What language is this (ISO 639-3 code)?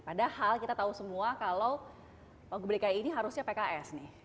ind